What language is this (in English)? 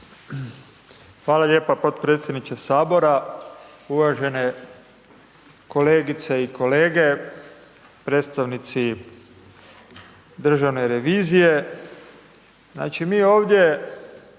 Croatian